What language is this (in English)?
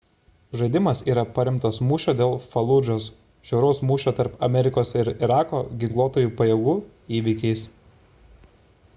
Lithuanian